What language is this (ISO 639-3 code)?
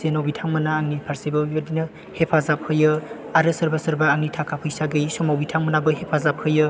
brx